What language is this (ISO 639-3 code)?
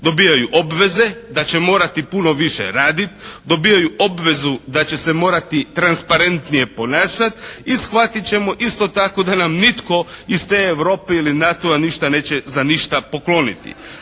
hrv